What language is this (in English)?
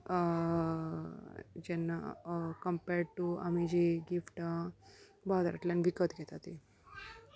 Konkani